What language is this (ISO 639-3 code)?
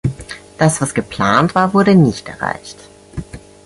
deu